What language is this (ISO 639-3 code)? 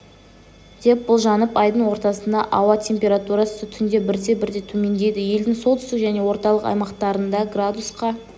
kaz